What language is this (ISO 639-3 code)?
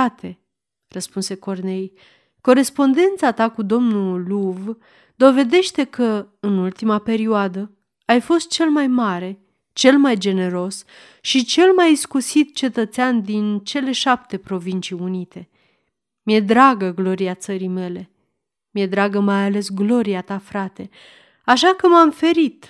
ron